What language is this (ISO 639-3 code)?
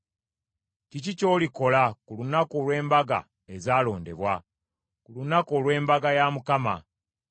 lug